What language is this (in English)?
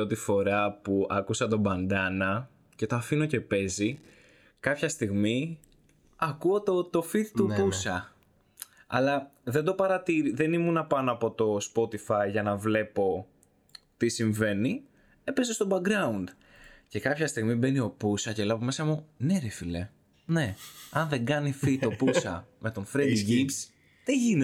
Greek